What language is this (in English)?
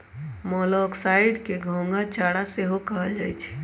Magahi